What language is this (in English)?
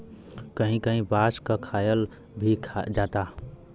Bhojpuri